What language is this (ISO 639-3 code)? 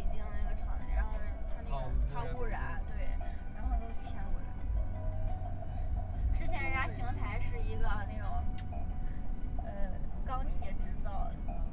zho